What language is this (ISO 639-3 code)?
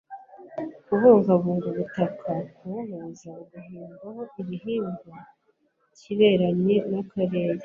kin